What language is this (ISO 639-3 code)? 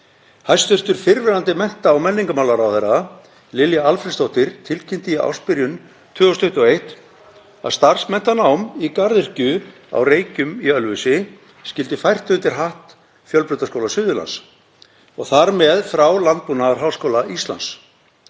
isl